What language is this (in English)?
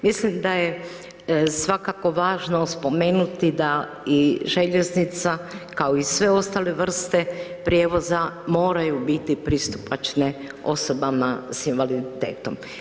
Croatian